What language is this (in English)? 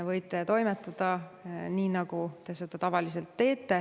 Estonian